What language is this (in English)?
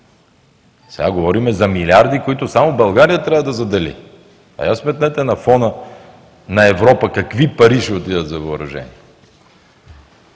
Bulgarian